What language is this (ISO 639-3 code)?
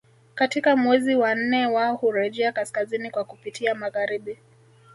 swa